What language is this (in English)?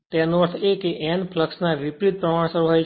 Gujarati